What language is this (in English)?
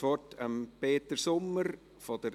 Swiss German